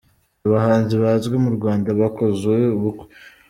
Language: Kinyarwanda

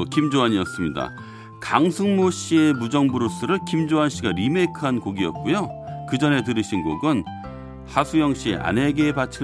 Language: Korean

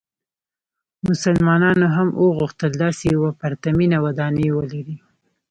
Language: Pashto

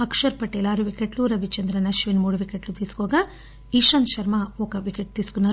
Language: Telugu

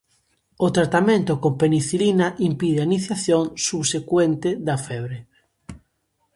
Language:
Galician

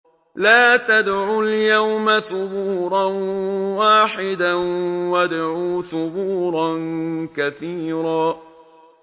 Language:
Arabic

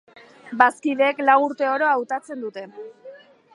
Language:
Basque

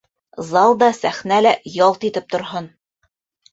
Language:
Bashkir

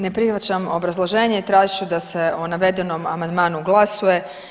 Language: Croatian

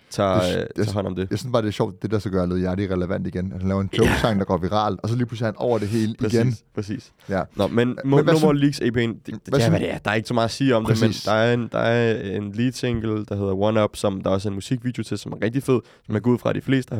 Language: Danish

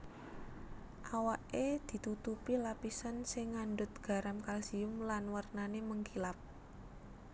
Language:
Javanese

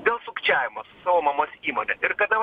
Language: Lithuanian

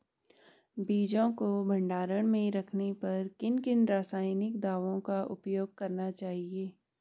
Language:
Hindi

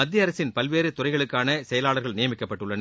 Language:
Tamil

